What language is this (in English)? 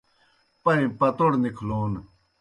Kohistani Shina